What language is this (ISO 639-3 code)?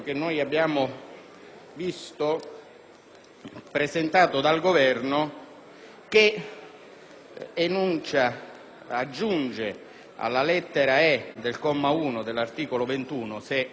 ita